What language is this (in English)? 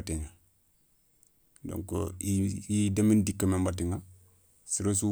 Soninke